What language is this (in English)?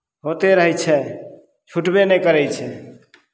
Maithili